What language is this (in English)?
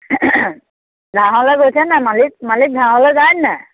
Assamese